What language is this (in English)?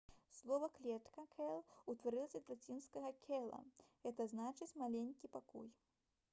Belarusian